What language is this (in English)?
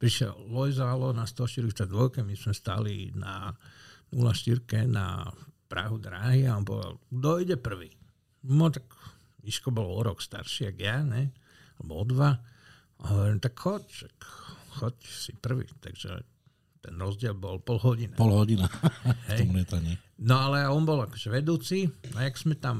Slovak